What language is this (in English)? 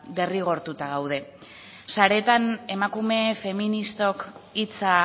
Basque